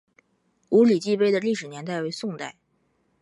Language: Chinese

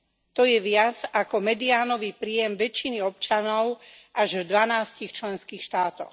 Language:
Slovak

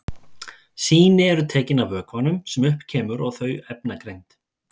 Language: Icelandic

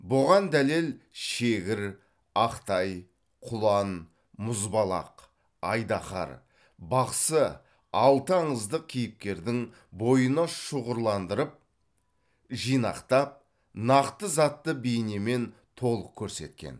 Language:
Kazakh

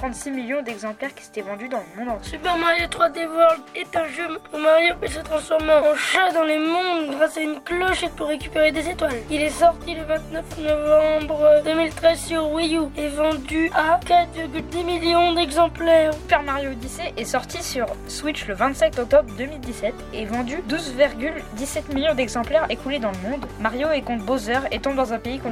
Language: French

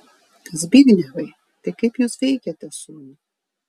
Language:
Lithuanian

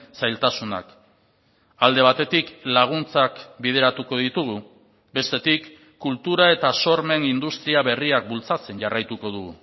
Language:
Basque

